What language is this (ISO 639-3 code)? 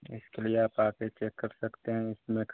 hin